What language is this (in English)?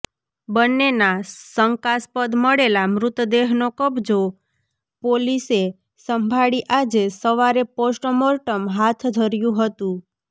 Gujarati